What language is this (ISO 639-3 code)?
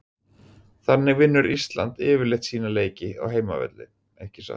isl